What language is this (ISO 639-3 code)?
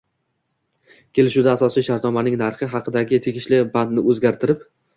uzb